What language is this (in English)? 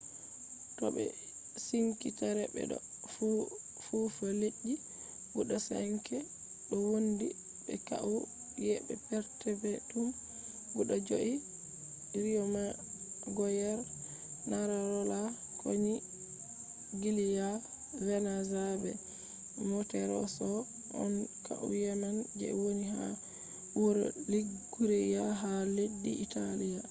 Fula